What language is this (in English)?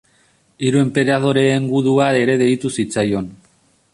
Basque